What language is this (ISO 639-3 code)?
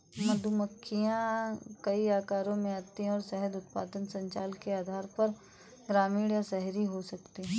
hin